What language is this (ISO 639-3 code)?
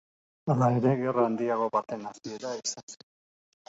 eus